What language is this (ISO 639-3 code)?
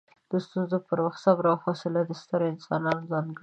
pus